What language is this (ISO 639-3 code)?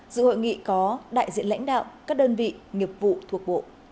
vie